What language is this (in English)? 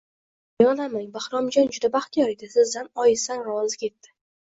Uzbek